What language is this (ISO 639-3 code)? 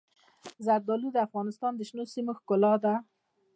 pus